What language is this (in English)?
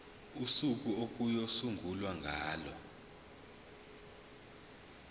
Zulu